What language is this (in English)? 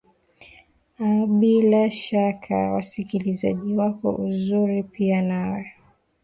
Swahili